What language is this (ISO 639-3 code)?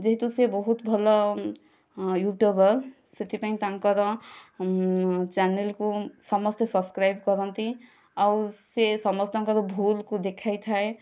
ori